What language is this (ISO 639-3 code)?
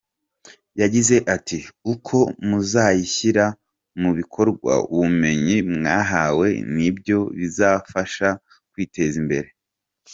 kin